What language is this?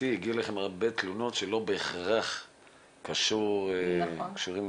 Hebrew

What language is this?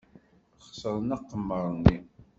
Kabyle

